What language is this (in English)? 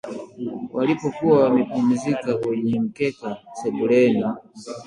Swahili